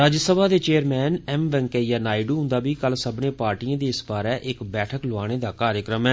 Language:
Dogri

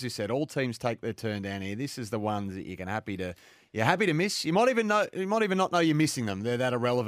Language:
English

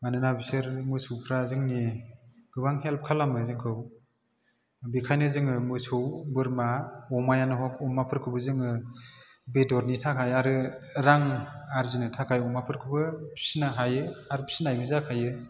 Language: Bodo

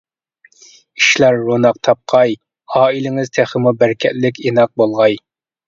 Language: Uyghur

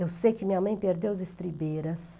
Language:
Portuguese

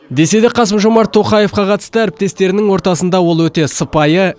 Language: Kazakh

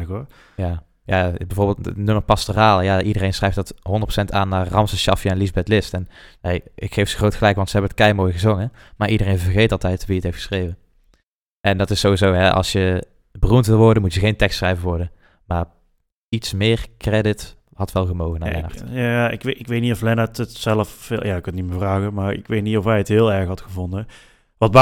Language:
Dutch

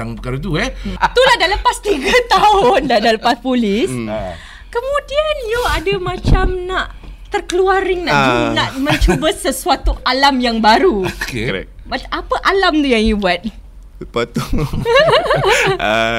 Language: Malay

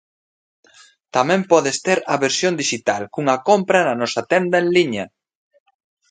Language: Galician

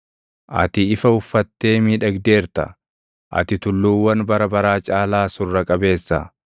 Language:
Oromo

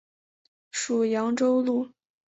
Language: Chinese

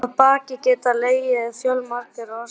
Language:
Icelandic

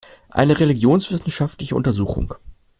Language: German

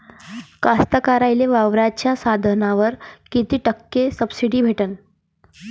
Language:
Marathi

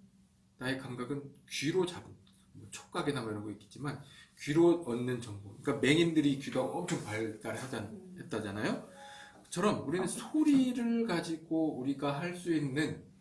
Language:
Korean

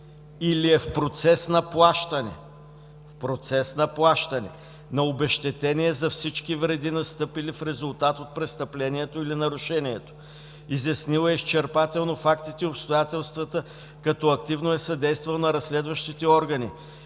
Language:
Bulgarian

